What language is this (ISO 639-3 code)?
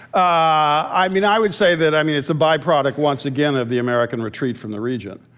eng